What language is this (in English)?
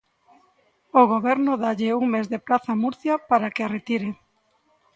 Galician